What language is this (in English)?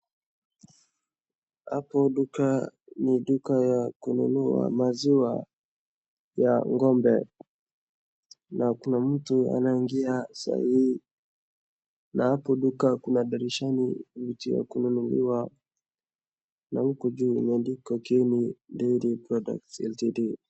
Swahili